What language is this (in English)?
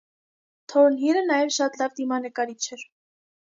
Armenian